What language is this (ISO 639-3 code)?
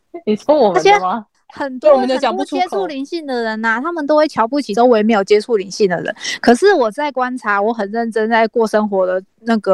zho